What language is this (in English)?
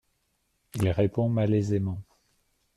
French